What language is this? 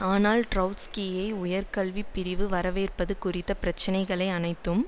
Tamil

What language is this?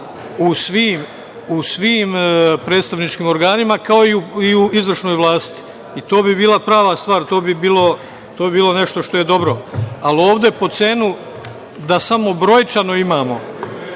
Serbian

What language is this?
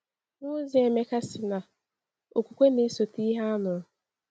Igbo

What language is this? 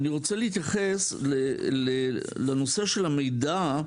Hebrew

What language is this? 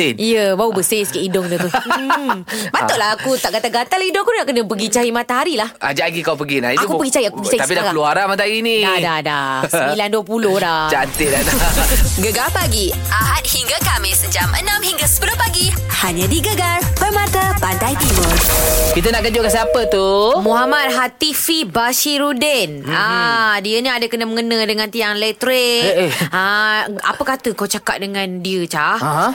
Malay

